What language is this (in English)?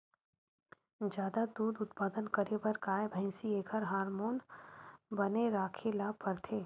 Chhattisgarhi